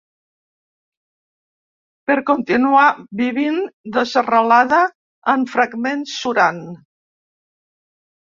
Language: Catalan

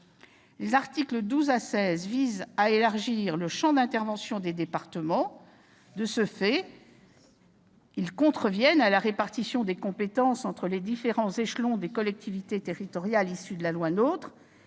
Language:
French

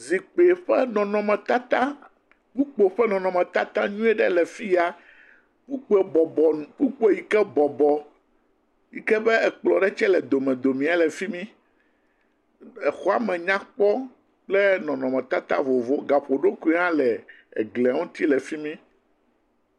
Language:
Ewe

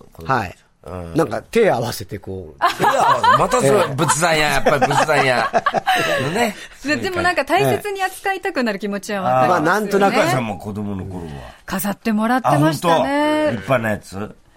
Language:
Japanese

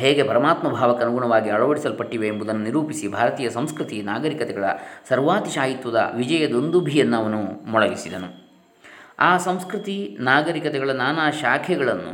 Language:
Kannada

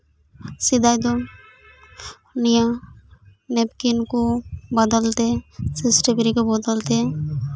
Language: Santali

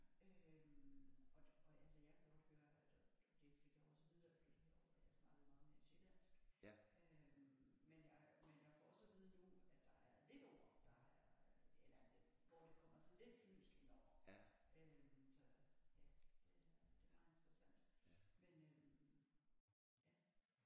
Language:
Danish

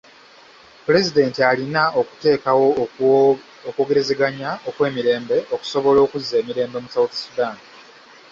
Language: Ganda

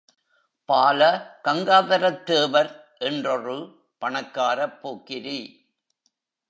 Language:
Tamil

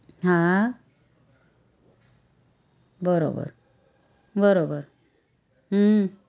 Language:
Gujarati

